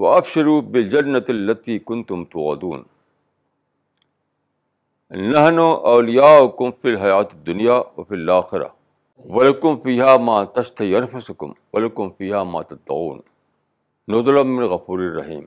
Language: Urdu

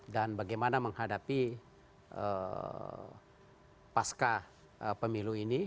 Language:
Indonesian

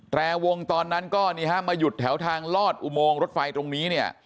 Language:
Thai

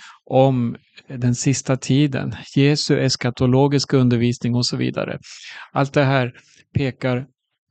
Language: Swedish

